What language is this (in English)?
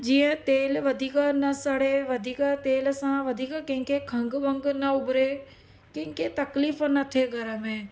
Sindhi